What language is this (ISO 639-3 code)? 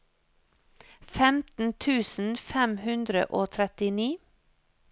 nor